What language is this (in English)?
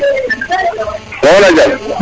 Serer